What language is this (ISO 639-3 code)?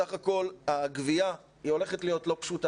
heb